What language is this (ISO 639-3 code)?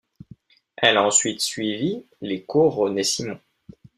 fra